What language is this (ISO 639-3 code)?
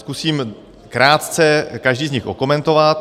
ces